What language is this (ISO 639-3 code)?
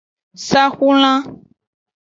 ajg